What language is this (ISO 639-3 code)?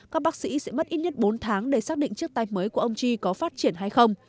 vie